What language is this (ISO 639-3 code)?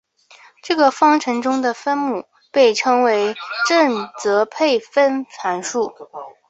zho